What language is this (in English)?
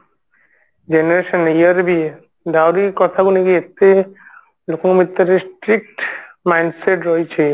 Odia